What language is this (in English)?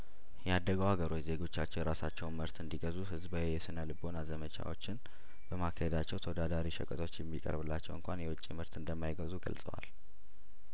Amharic